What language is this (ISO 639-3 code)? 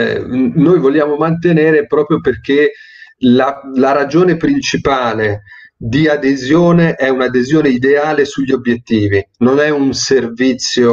ita